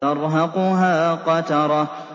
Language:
Arabic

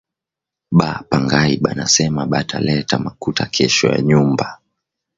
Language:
Swahili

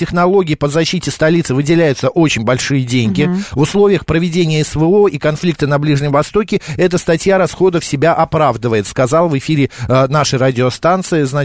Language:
Russian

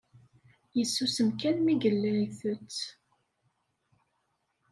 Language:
Kabyle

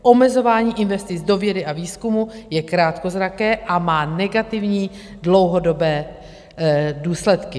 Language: Czech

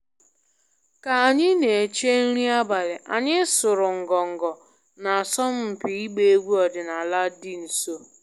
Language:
Igbo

